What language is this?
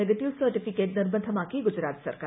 Malayalam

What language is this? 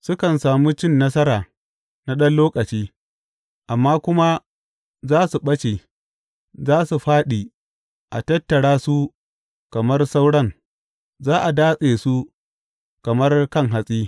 Hausa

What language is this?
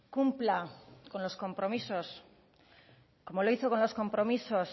Spanish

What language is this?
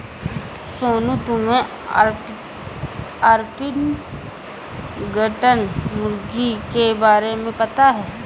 Hindi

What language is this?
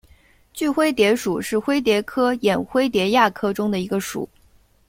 Chinese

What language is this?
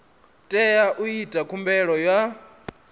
Venda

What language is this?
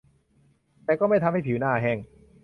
Thai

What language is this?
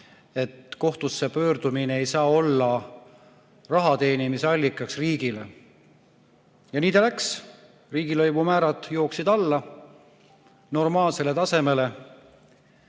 Estonian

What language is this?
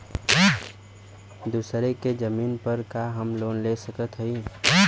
Bhojpuri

